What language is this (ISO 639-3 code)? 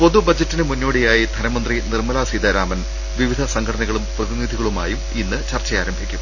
mal